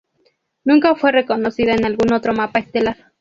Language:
Spanish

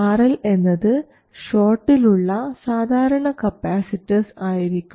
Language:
Malayalam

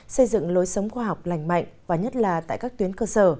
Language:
Vietnamese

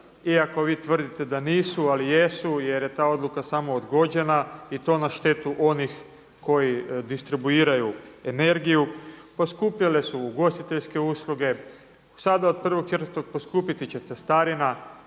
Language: Croatian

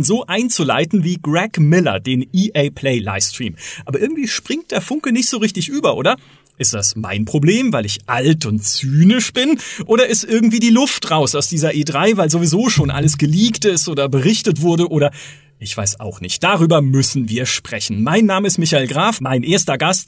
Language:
German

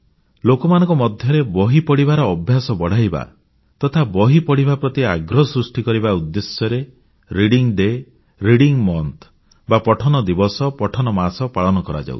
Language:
Odia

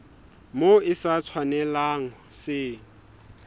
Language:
Southern Sotho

